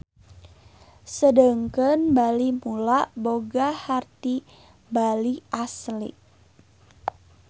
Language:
Sundanese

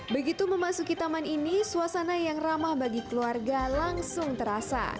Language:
Indonesian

